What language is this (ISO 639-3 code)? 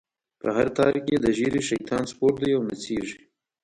pus